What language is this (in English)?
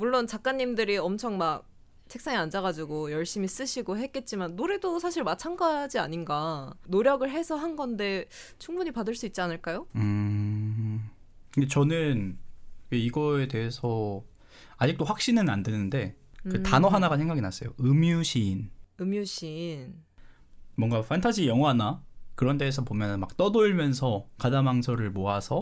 Korean